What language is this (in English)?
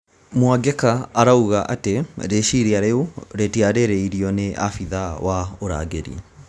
Kikuyu